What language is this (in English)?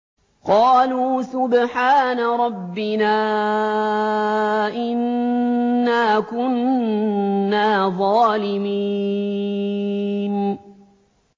Arabic